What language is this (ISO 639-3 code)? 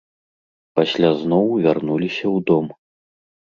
bel